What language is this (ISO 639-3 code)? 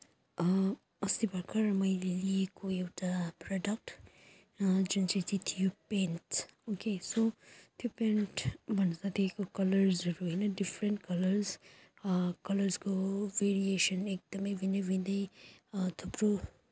nep